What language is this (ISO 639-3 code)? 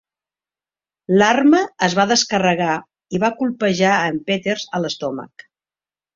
cat